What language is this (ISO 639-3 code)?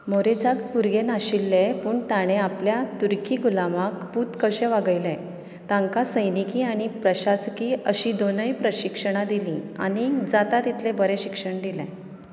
kok